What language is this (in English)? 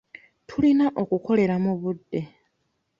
Ganda